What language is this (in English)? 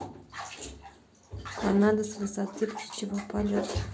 Russian